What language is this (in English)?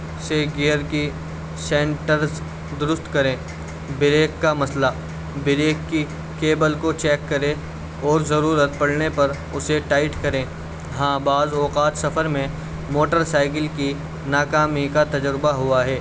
Urdu